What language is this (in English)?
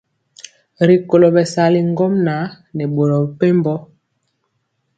Mpiemo